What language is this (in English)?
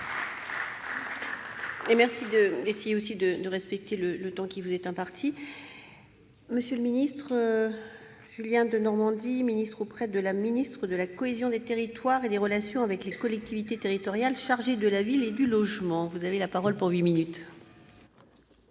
French